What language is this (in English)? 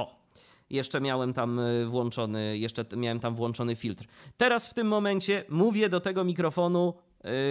Polish